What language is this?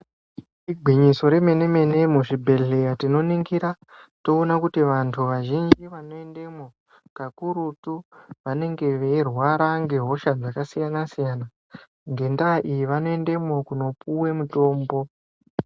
Ndau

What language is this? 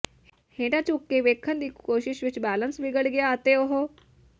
Punjabi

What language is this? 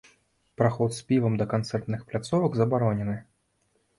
Belarusian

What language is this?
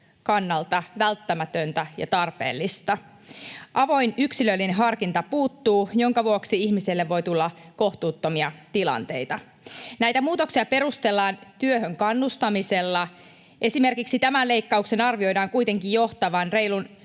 Finnish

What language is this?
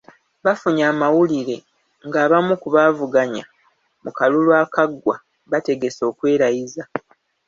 Ganda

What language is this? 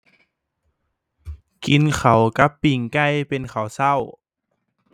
Thai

